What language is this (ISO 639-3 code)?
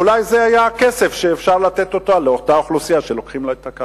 heb